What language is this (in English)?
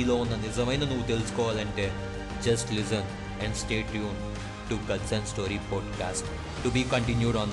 Telugu